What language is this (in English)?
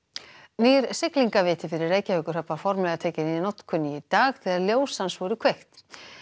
Icelandic